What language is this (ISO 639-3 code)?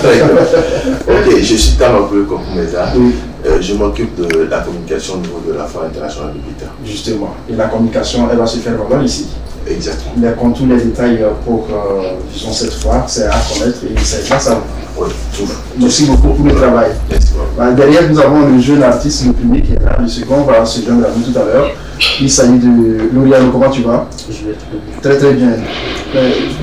fra